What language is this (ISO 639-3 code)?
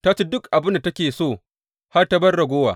hau